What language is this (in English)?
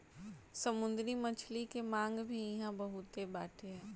Bhojpuri